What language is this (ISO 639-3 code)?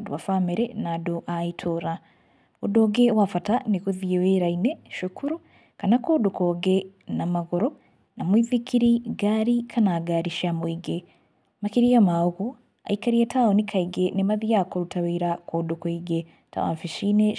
kik